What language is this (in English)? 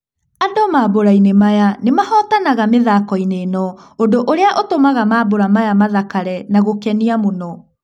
Kikuyu